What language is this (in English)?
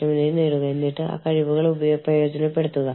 Malayalam